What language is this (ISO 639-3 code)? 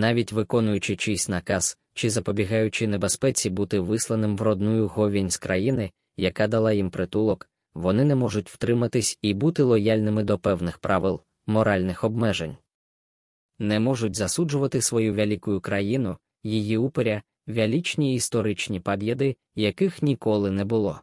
ukr